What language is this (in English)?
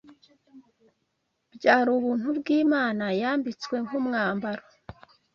Kinyarwanda